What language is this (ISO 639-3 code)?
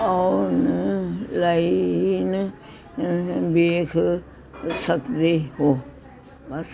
pan